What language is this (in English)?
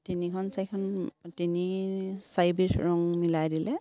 Assamese